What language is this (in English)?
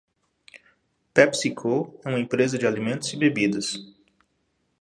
Portuguese